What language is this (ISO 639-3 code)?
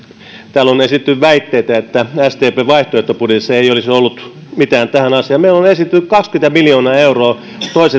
fin